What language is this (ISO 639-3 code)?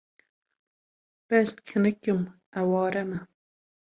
kur